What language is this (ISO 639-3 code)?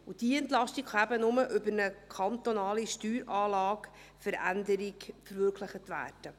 gsw